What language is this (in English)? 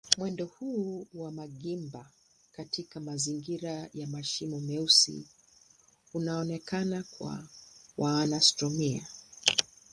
Swahili